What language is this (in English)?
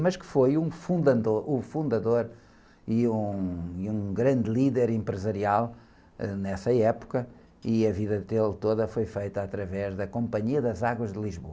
Portuguese